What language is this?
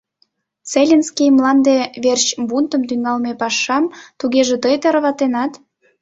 Mari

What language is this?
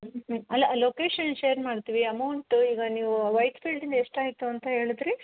Kannada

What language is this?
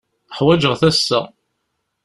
Kabyle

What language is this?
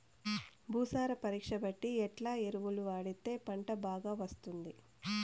Telugu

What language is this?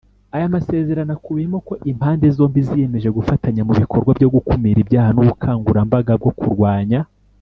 Kinyarwanda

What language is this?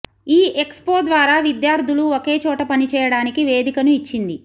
Telugu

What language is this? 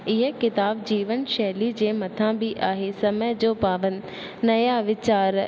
Sindhi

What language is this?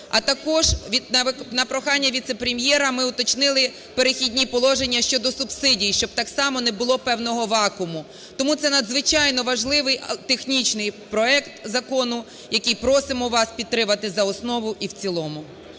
Ukrainian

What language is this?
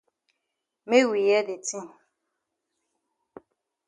Cameroon Pidgin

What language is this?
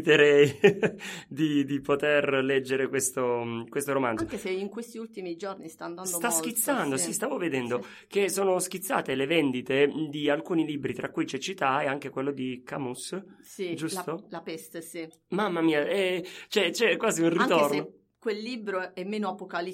Italian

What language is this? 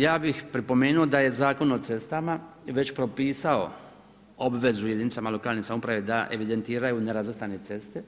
Croatian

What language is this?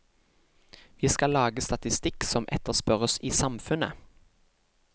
Norwegian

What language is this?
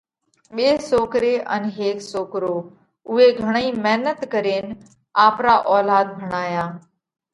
Parkari Koli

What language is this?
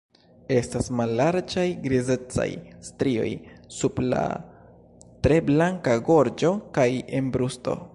Esperanto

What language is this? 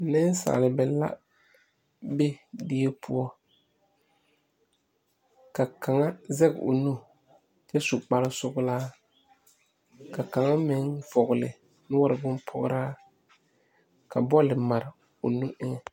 Southern Dagaare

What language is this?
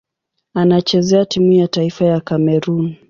Swahili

